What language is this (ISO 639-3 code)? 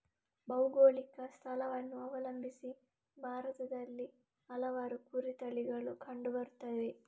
kan